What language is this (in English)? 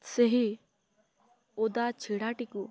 Odia